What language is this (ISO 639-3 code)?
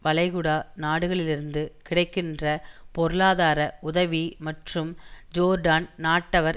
tam